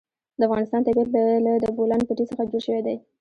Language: Pashto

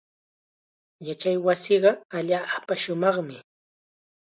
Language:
Chiquián Ancash Quechua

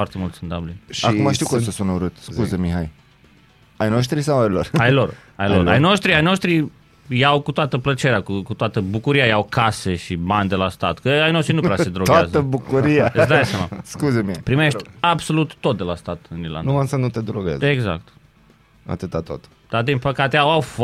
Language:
Romanian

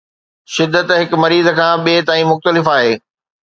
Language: Sindhi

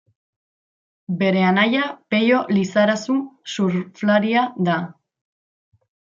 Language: Basque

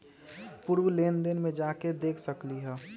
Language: Magahi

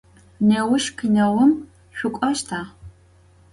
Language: Adyghe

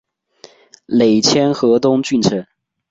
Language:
Chinese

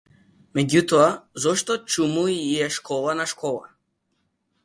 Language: Macedonian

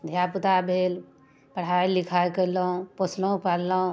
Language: Maithili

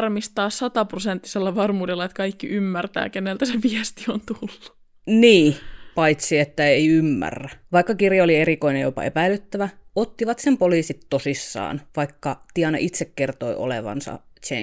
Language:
Finnish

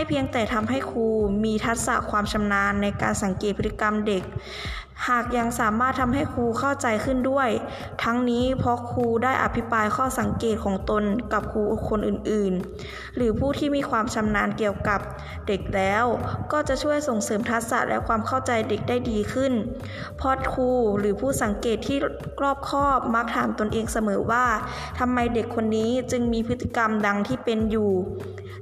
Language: Thai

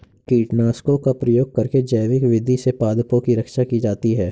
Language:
Hindi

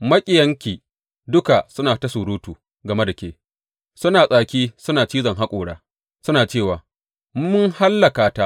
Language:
Hausa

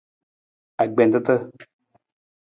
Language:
Nawdm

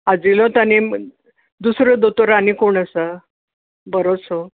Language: Konkani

